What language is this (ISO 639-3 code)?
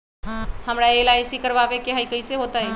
mag